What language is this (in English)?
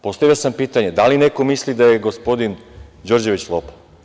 Serbian